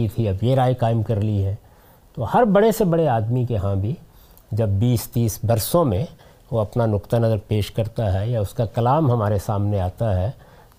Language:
Urdu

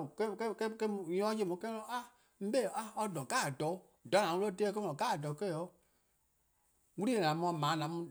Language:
Eastern Krahn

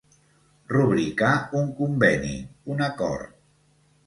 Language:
Catalan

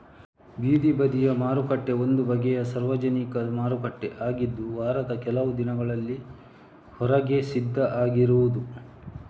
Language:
Kannada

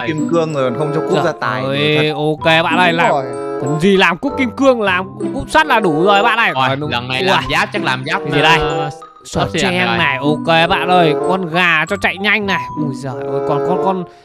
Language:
Vietnamese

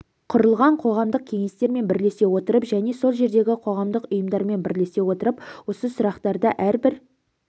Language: Kazakh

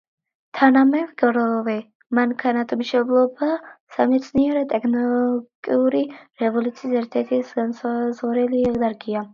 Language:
Georgian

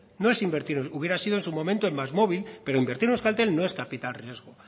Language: Spanish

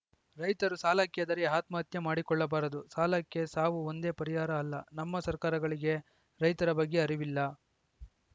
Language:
Kannada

